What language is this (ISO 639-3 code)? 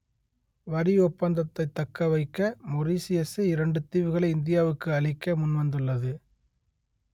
tam